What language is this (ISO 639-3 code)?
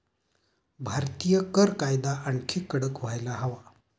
mar